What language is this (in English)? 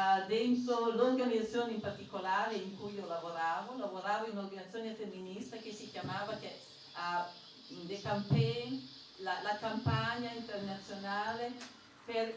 Italian